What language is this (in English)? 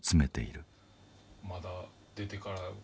Japanese